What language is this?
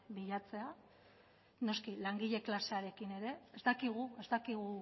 Basque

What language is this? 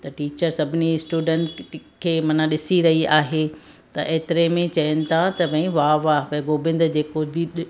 Sindhi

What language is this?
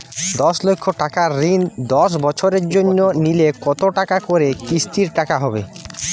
Bangla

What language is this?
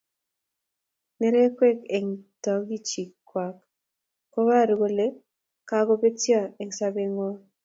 Kalenjin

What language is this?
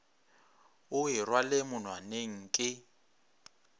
Northern Sotho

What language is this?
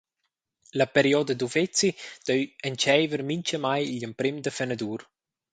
Romansh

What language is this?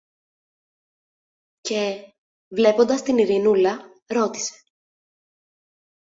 Greek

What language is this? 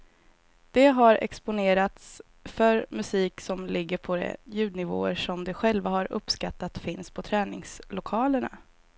Swedish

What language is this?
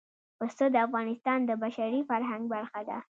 Pashto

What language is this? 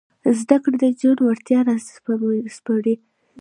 Pashto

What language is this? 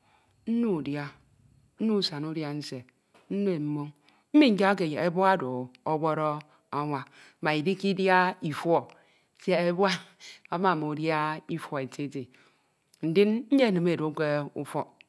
Ito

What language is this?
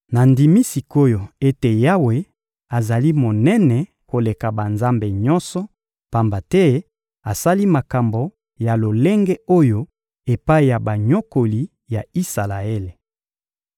Lingala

